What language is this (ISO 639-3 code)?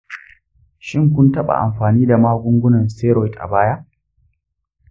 hau